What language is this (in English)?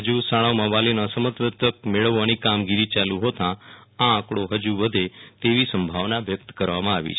Gujarati